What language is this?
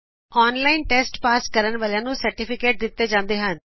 Punjabi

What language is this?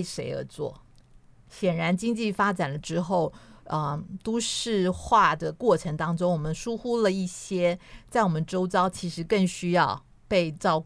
Chinese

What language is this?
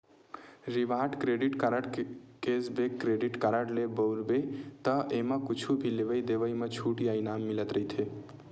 Chhattisgarhi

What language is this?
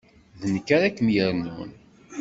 Kabyle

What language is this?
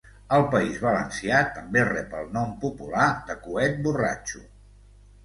Catalan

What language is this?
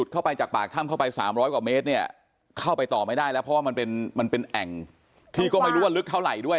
Thai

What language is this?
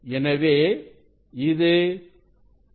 Tamil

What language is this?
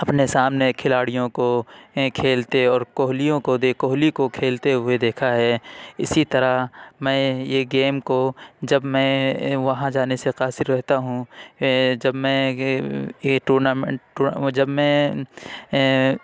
Urdu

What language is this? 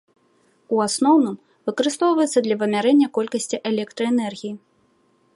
Belarusian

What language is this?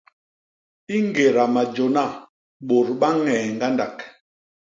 Basaa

